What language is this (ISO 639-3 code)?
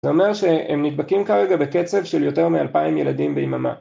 heb